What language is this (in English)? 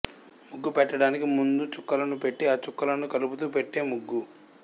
Telugu